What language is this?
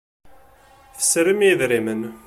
Kabyle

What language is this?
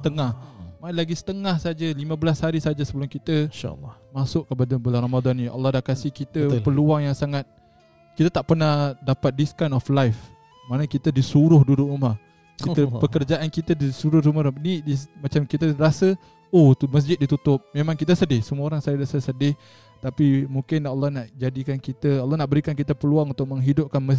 Malay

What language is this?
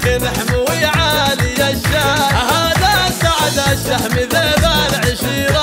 Arabic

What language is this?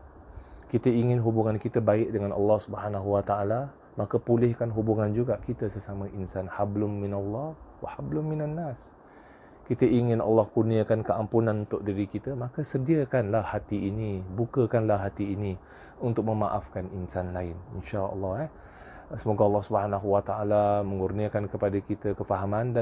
Malay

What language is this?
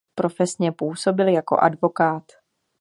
Czech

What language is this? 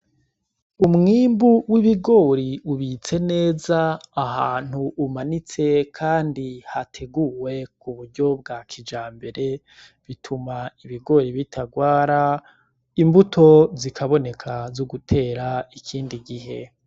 Rundi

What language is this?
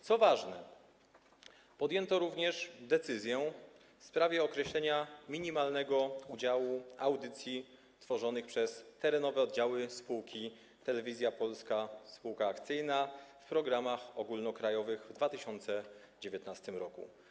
Polish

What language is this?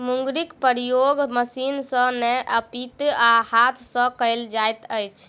Maithili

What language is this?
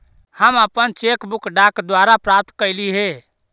Magahi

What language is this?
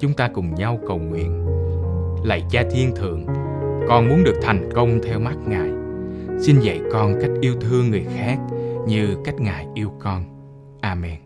Vietnamese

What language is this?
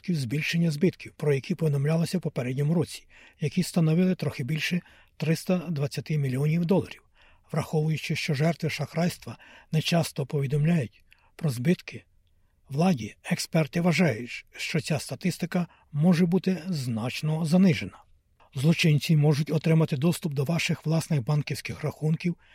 Ukrainian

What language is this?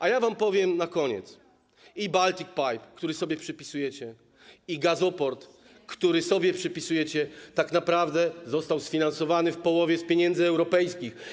Polish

